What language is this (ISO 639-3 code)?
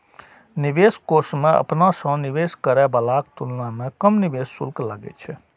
mai